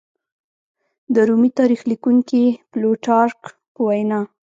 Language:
Pashto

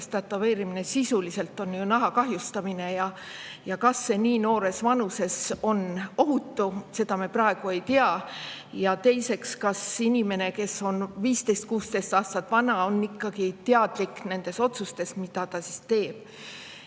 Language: Estonian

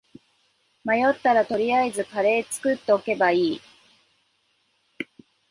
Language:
Japanese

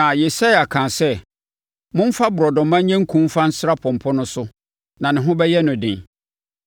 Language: Akan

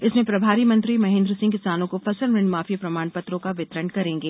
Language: Hindi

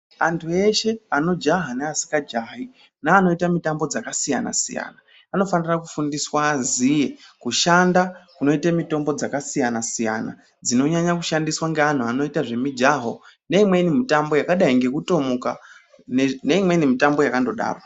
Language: Ndau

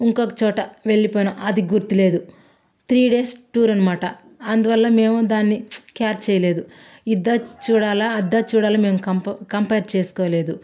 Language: Telugu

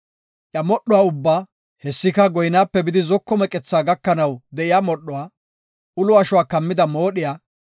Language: Gofa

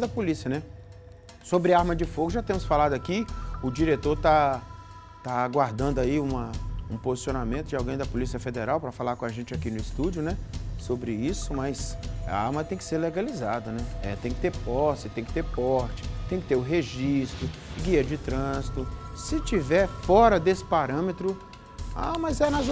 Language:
Portuguese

